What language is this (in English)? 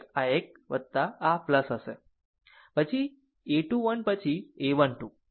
Gujarati